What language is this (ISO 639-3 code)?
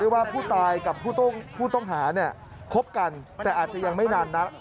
tha